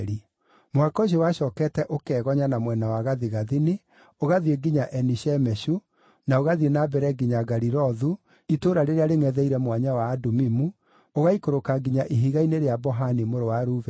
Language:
Kikuyu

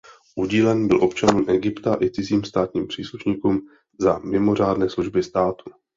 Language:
Czech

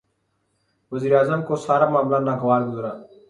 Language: Urdu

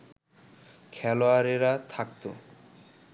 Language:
Bangla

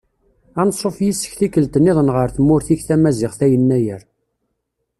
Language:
Kabyle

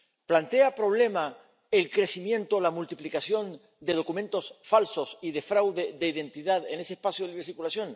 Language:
Spanish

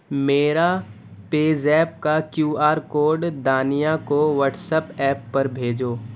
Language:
Urdu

